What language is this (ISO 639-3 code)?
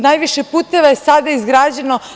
srp